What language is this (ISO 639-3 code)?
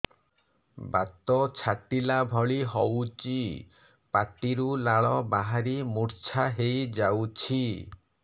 ori